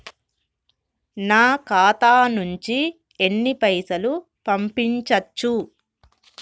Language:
Telugu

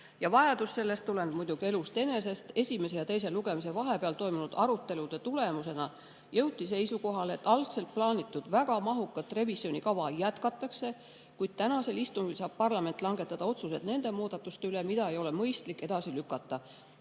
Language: Estonian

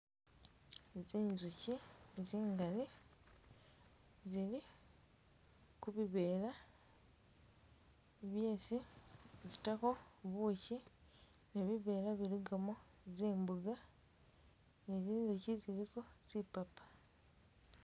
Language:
Masaaba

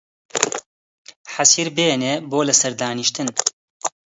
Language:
Central Kurdish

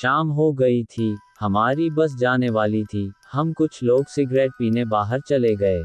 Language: Hindi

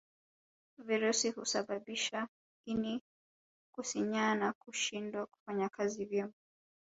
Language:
Swahili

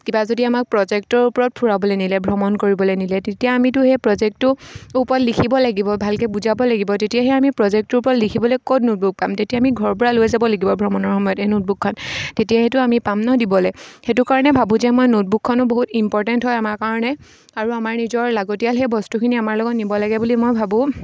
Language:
Assamese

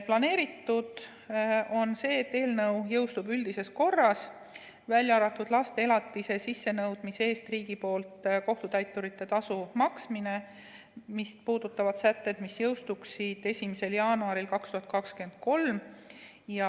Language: Estonian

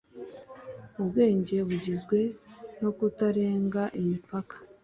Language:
Kinyarwanda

